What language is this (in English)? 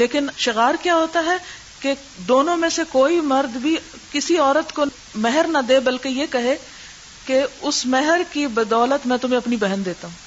Urdu